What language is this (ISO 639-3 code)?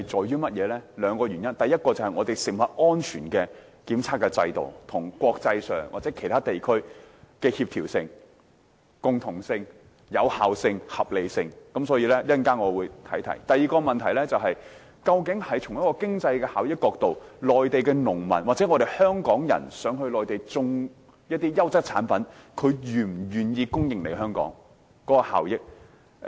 yue